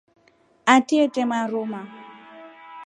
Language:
Rombo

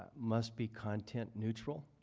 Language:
English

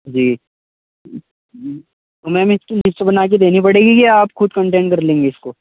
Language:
Urdu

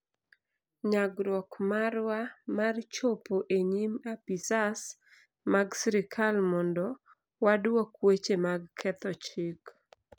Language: Luo (Kenya and Tanzania)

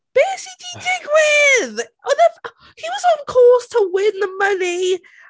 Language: Welsh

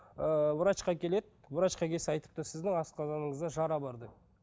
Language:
Kazakh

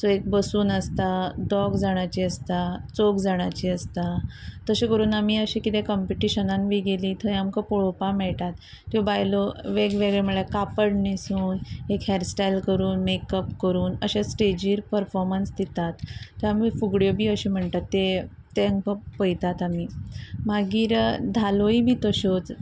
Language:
Konkani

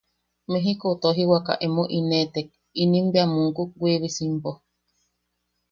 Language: Yaqui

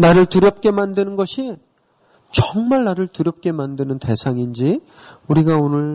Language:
Korean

